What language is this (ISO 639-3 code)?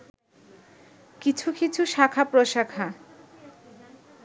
ben